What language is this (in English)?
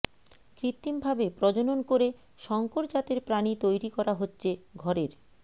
Bangla